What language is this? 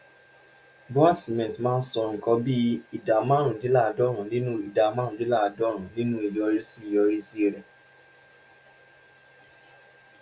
Yoruba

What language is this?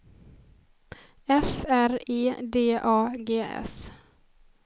Swedish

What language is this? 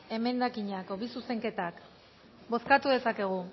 Basque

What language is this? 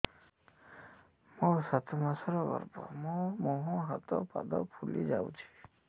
Odia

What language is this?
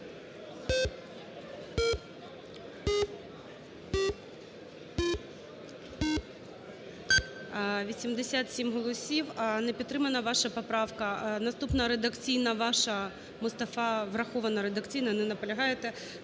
Ukrainian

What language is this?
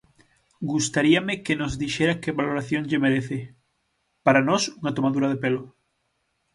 Galician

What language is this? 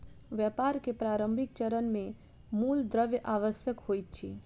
Maithili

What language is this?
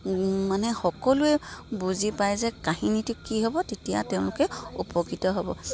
Assamese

